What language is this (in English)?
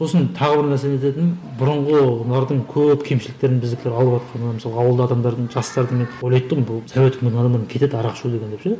Kazakh